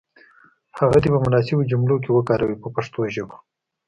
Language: Pashto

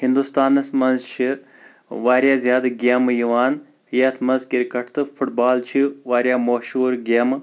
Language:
Kashmiri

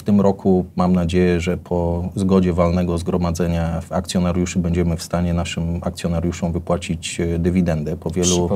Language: Polish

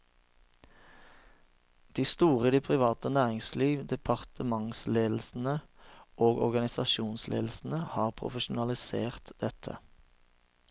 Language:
Norwegian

